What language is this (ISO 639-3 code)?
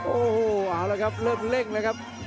tha